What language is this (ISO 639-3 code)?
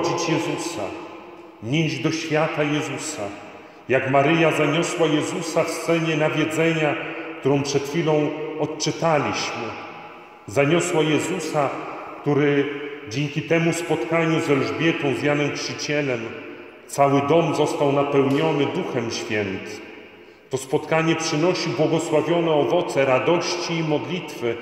pol